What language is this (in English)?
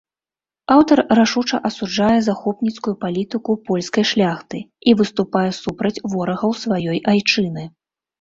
Belarusian